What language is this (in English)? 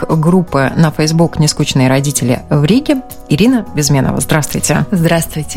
Russian